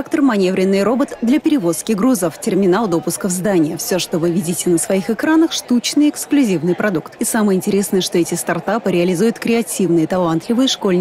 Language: Russian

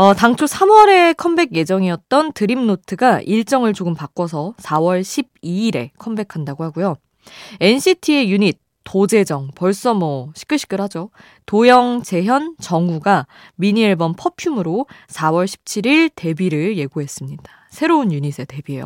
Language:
Korean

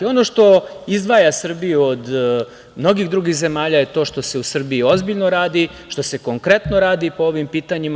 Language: Serbian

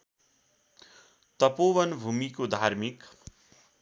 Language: Nepali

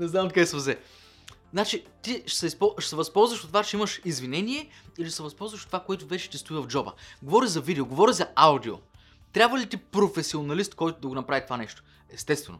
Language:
Bulgarian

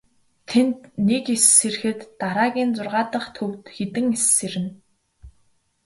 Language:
Mongolian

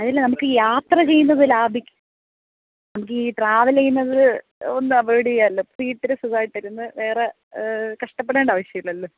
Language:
Malayalam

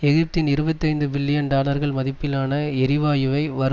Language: Tamil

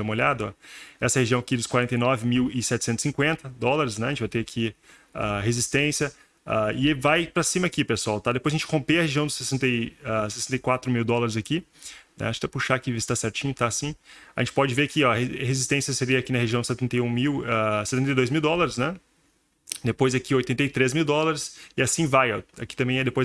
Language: Portuguese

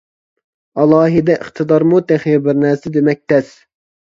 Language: Uyghur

